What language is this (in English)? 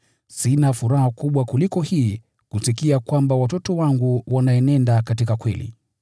Swahili